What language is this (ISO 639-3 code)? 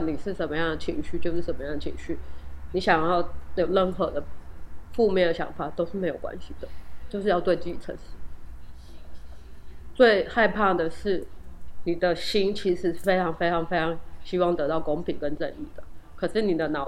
zho